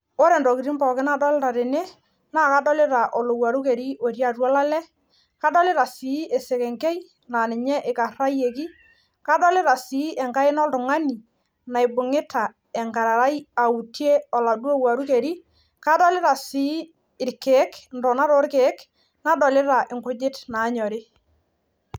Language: Masai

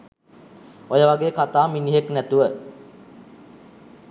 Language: Sinhala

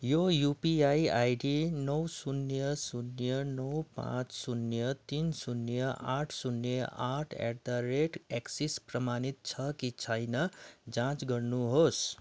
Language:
Nepali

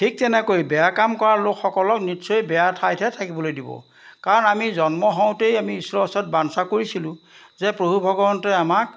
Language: Assamese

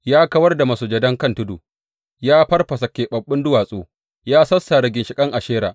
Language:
Hausa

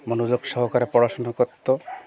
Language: Bangla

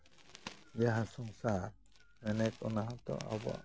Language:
Santali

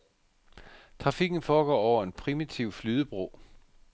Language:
Danish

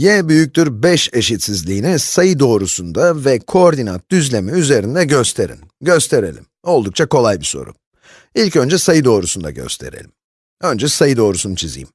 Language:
Turkish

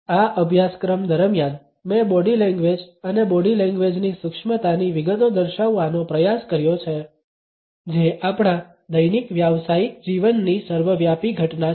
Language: Gujarati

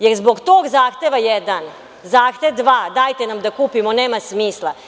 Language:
Serbian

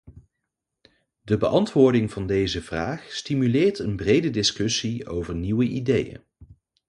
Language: Dutch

